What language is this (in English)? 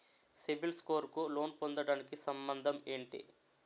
Telugu